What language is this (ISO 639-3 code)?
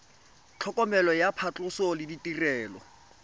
tsn